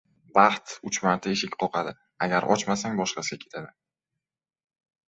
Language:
Uzbek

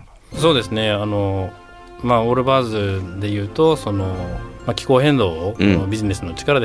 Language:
Japanese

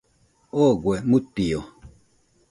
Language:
Nüpode Huitoto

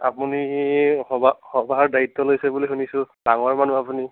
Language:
Assamese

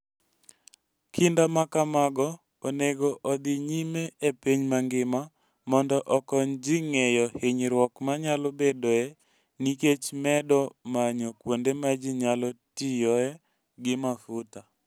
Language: Luo (Kenya and Tanzania)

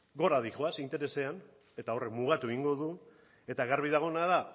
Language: Basque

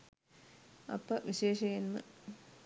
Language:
Sinhala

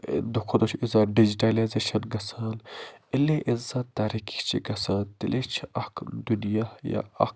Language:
Kashmiri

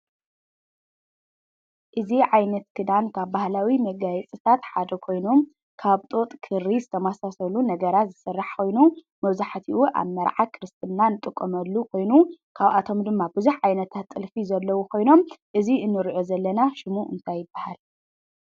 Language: Tigrinya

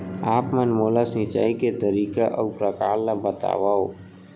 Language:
Chhattisgarhi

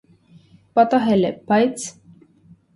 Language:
Armenian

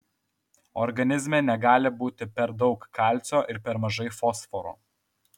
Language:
Lithuanian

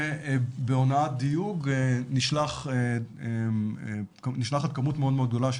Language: Hebrew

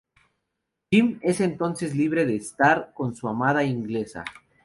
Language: Spanish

